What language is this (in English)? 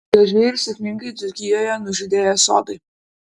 Lithuanian